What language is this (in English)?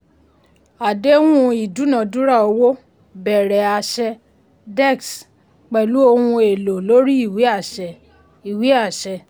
Yoruba